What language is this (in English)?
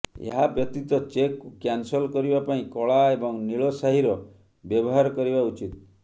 Odia